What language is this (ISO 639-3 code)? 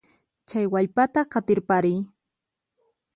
qxp